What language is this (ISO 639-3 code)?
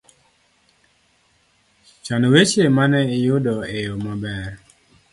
luo